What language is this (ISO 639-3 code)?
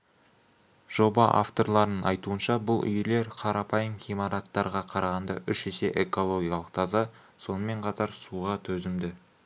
kaz